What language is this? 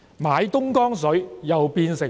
Cantonese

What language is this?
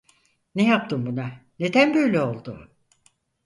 Turkish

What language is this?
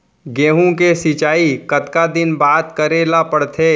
Chhattisgarhi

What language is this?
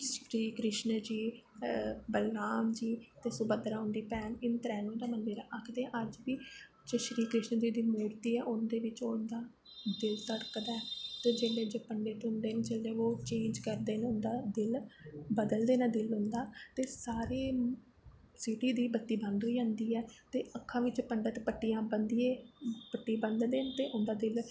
Dogri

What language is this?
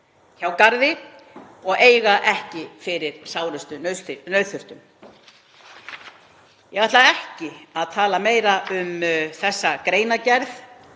Icelandic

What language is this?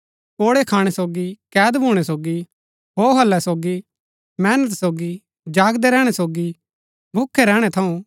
Gaddi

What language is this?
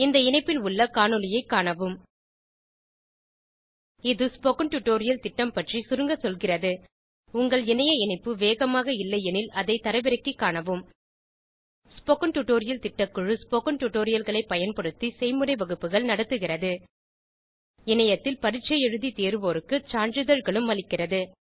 Tamil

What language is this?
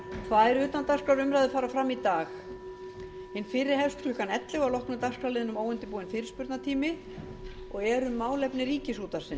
Icelandic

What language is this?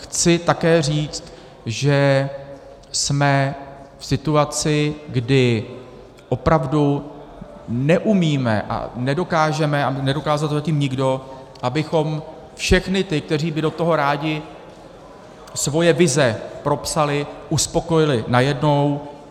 Czech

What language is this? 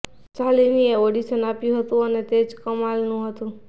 Gujarati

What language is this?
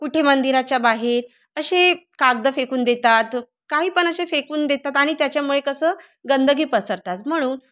Marathi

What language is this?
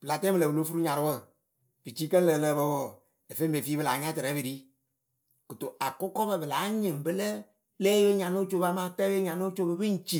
Akebu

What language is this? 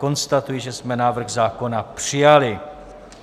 Czech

